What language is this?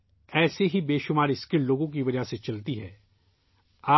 Urdu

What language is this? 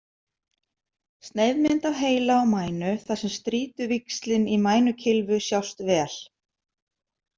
Icelandic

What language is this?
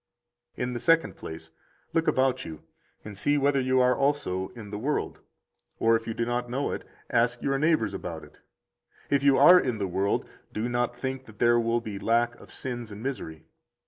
English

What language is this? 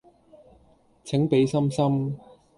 Cantonese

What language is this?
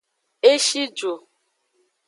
Aja (Benin)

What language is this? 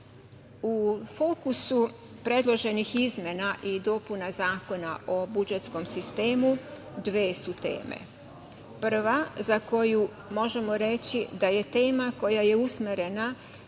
Serbian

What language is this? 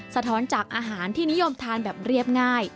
Thai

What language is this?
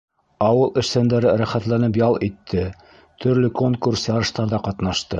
Bashkir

